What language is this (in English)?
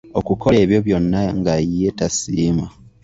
Ganda